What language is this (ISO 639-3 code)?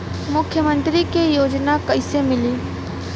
bho